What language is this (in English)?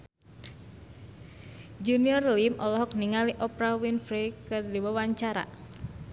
Sundanese